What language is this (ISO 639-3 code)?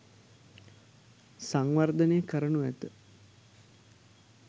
sin